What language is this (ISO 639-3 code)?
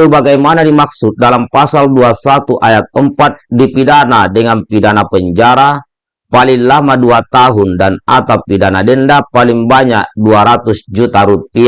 ind